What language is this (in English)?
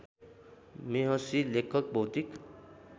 Nepali